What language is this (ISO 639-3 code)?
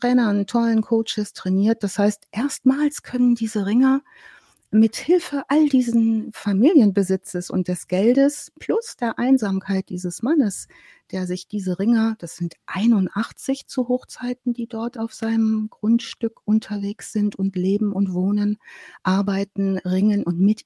deu